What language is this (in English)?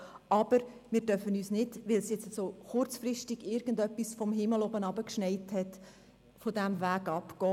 Swiss German